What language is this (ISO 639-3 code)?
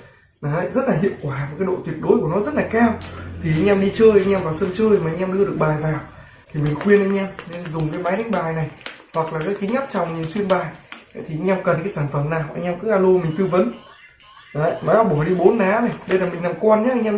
vie